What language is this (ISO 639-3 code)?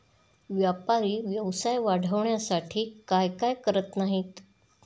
mar